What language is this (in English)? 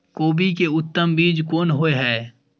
Maithili